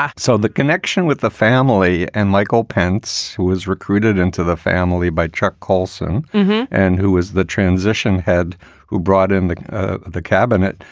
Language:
English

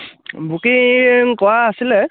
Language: Assamese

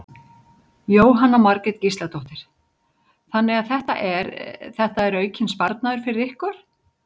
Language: Icelandic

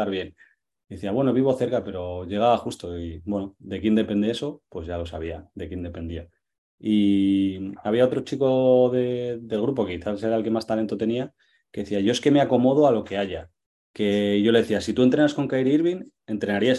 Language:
Spanish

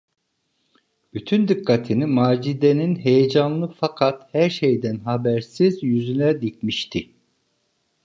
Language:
Turkish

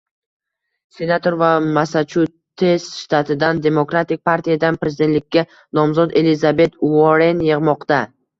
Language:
Uzbek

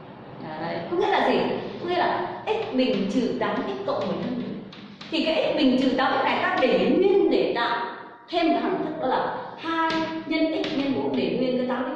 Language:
Vietnamese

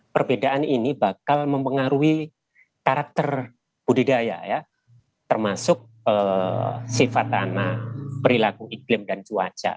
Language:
Indonesian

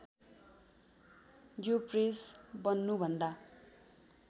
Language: Nepali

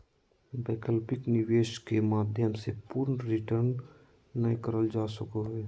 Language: Magahi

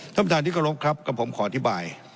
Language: Thai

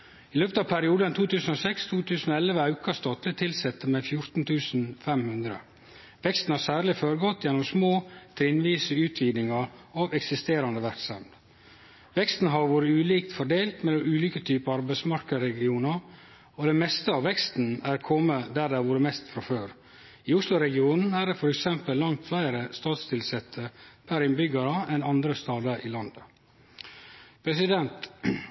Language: Norwegian Nynorsk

